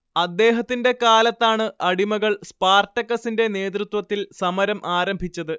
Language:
Malayalam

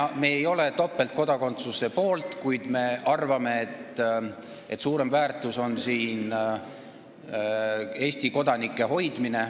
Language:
Estonian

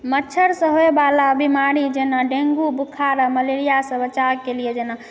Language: Maithili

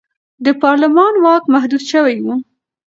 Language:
Pashto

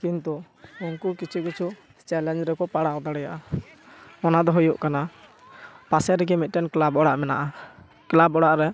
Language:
Santali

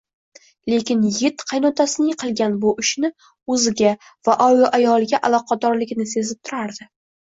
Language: Uzbek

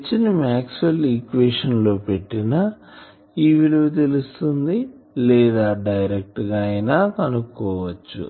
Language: Telugu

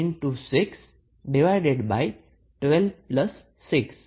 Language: Gujarati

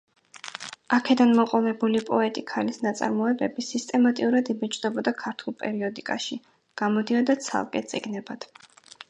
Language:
Georgian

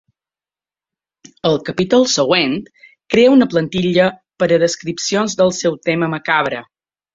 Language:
Catalan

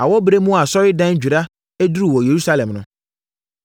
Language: Akan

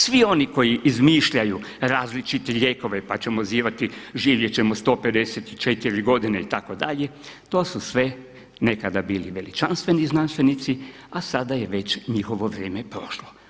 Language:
Croatian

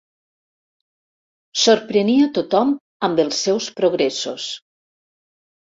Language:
Catalan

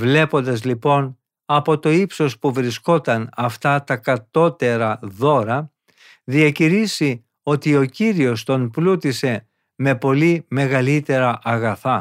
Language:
Greek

